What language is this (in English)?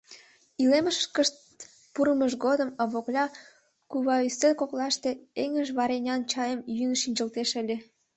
Mari